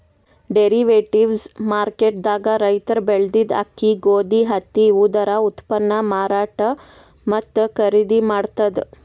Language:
Kannada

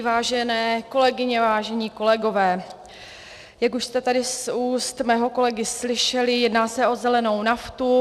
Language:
Czech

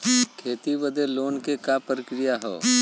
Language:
Bhojpuri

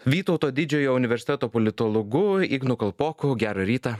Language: Lithuanian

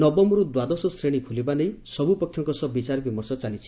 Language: Odia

